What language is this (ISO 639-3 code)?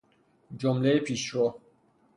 fas